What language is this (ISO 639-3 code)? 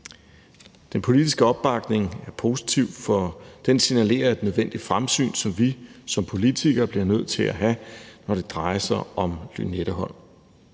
dan